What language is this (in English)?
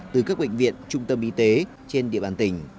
Vietnamese